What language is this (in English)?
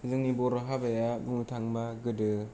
Bodo